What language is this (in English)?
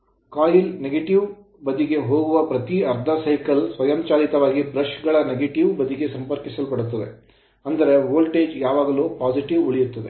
Kannada